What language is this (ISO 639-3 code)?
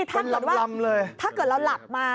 tha